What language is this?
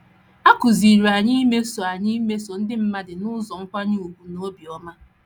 Igbo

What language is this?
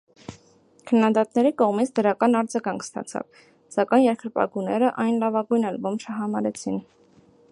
Armenian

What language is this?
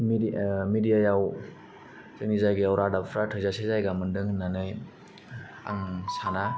Bodo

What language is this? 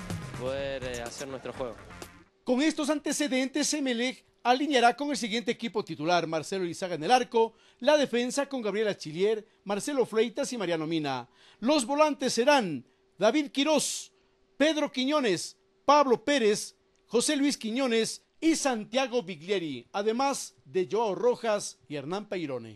Spanish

